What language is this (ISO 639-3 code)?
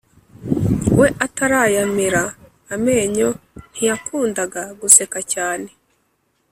kin